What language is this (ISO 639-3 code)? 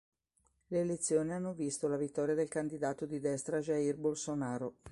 ita